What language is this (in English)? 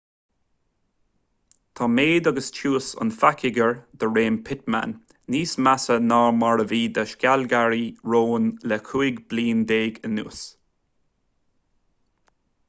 Irish